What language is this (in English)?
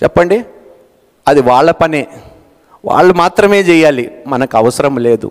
Telugu